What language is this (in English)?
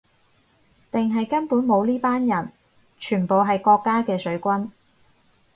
Cantonese